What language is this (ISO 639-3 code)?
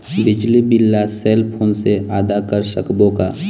hne